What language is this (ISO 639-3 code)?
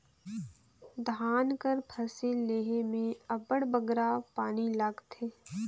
hne